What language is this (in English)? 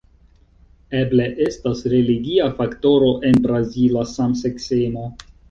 Esperanto